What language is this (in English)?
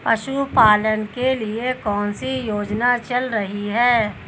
Hindi